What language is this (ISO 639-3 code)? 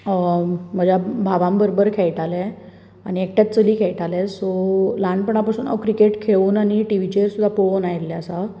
kok